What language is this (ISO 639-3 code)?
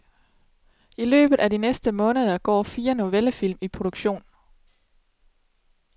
dan